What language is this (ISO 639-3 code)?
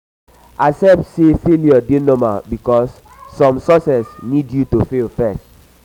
pcm